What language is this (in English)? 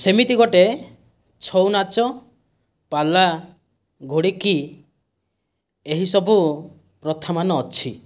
Odia